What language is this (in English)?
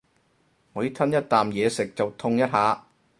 Cantonese